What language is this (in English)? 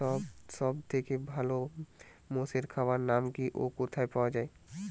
Bangla